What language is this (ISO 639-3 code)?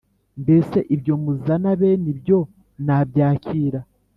kin